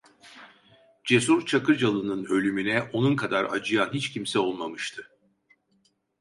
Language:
Turkish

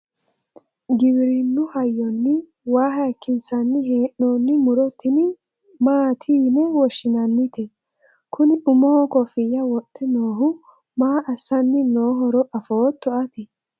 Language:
Sidamo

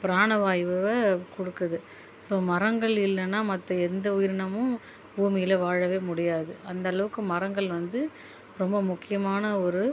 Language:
Tamil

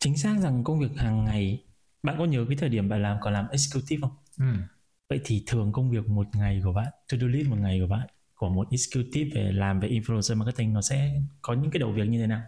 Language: Vietnamese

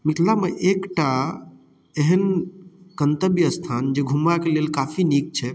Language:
Maithili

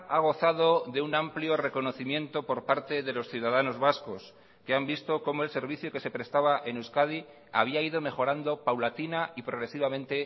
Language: Spanish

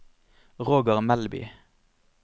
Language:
Norwegian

